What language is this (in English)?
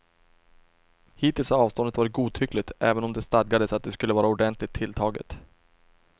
Swedish